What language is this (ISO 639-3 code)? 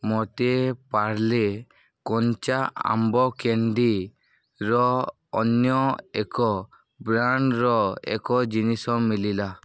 ori